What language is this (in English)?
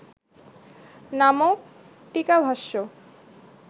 Bangla